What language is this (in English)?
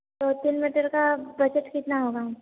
Hindi